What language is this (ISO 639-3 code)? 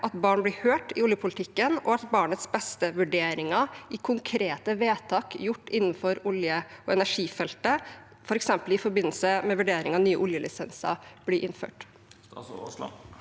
nor